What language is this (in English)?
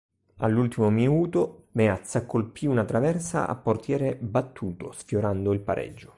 Italian